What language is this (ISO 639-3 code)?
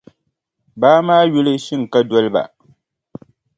dag